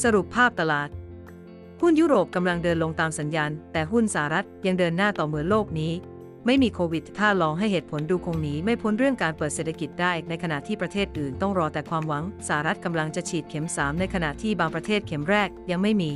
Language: Thai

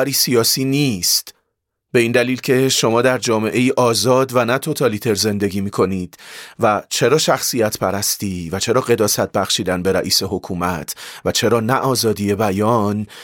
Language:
Persian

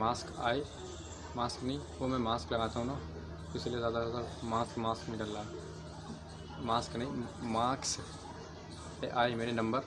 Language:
Hindi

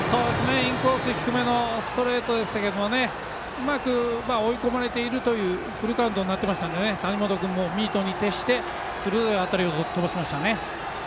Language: Japanese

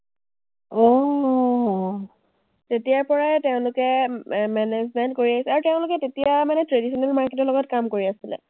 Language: Assamese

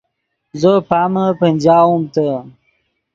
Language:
Yidgha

